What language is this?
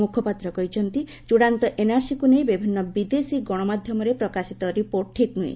Odia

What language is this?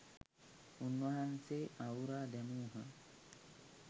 Sinhala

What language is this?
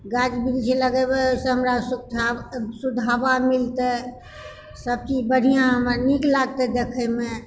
Maithili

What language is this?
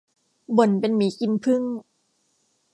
Thai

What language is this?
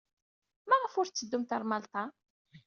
Kabyle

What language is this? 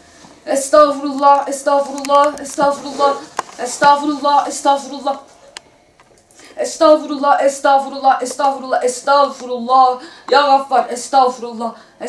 Turkish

